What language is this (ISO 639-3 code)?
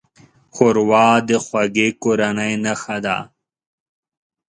pus